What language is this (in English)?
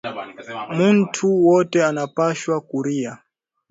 Swahili